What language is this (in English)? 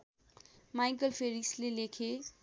Nepali